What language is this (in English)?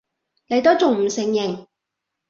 Cantonese